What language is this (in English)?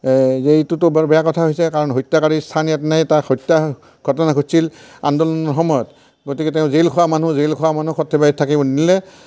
Assamese